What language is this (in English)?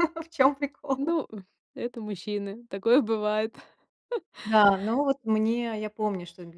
Russian